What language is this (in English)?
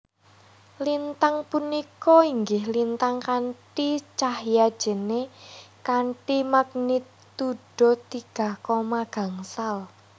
Javanese